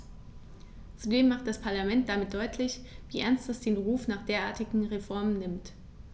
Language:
German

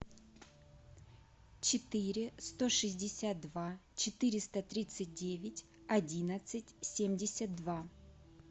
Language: Russian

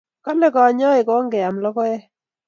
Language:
Kalenjin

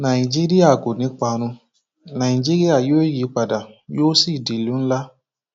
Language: Yoruba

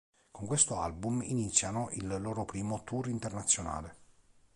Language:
Italian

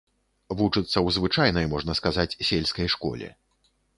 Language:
Belarusian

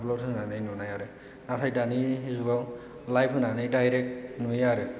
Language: Bodo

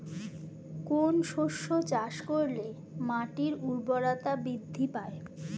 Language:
Bangla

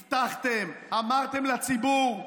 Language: Hebrew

